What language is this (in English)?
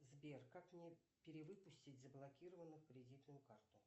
Russian